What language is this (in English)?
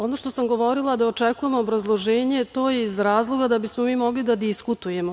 Serbian